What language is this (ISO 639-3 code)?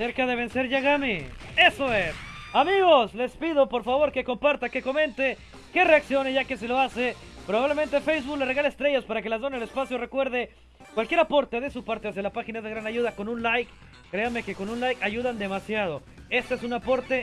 spa